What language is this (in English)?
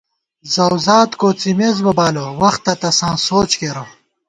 Gawar-Bati